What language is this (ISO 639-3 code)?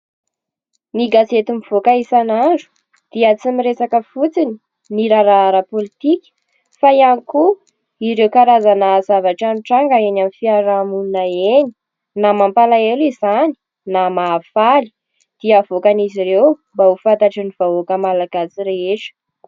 mlg